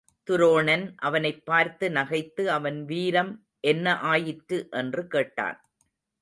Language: Tamil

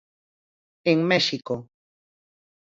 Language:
Galician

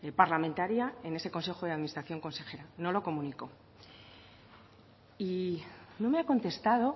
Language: Spanish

